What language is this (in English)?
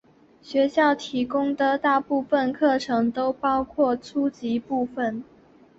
Chinese